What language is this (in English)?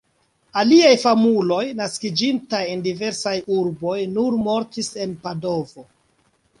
Esperanto